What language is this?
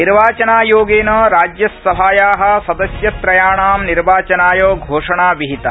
Sanskrit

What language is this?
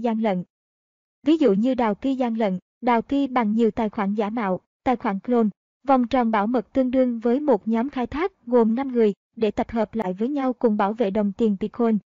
Vietnamese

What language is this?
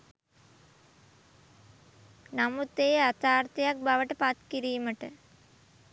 Sinhala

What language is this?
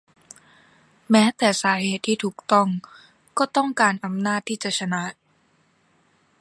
Thai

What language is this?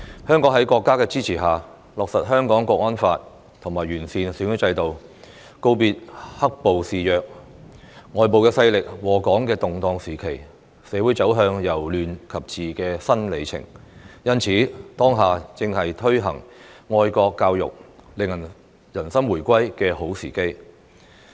Cantonese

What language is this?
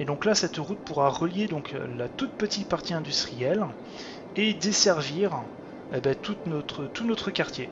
French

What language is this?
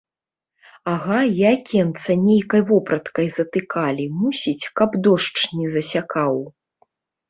Belarusian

